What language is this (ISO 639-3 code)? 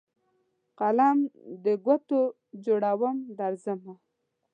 pus